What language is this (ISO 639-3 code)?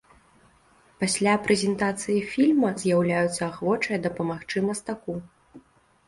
bel